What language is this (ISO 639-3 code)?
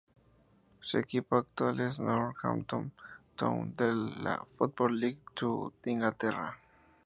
spa